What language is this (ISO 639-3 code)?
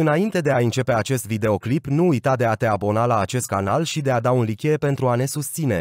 ron